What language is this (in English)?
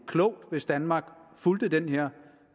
Danish